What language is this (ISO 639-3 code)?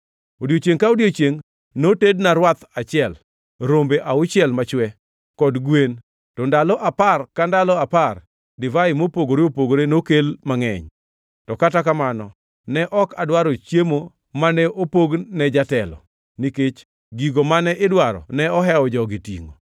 luo